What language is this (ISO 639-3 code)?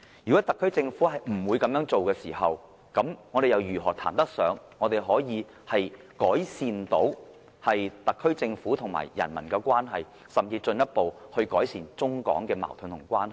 yue